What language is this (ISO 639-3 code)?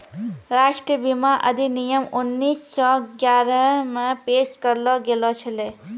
mai